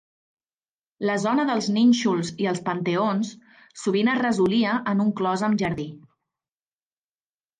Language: Catalan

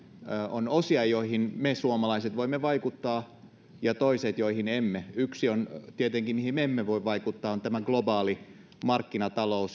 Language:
Finnish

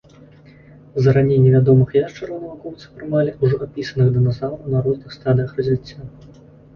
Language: Belarusian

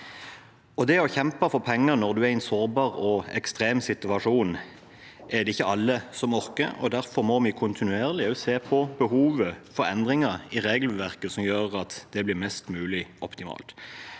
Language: Norwegian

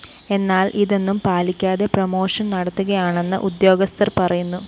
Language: Malayalam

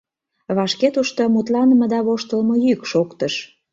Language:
Mari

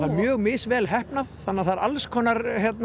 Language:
Icelandic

